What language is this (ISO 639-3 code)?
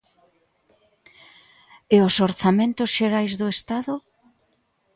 glg